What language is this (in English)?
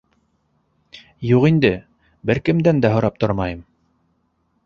Bashkir